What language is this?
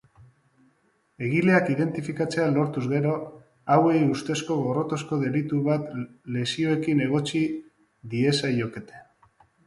Basque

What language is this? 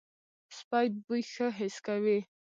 Pashto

